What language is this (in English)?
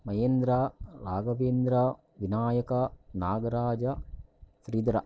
Kannada